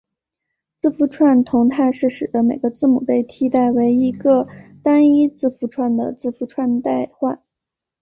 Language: Chinese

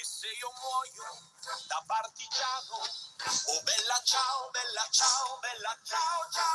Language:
Indonesian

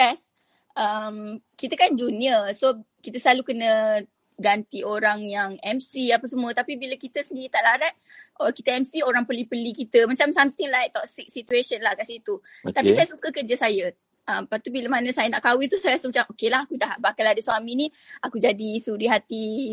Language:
Malay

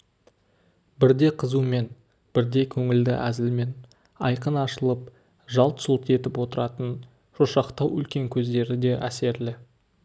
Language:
Kazakh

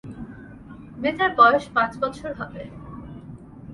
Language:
Bangla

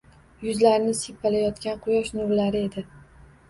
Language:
Uzbek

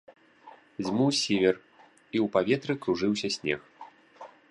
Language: Belarusian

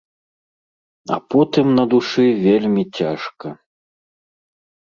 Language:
Belarusian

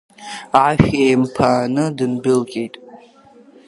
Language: Abkhazian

